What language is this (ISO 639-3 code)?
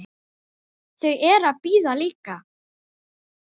isl